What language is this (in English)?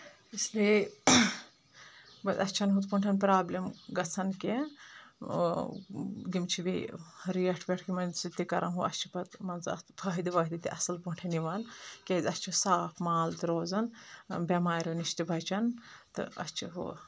Kashmiri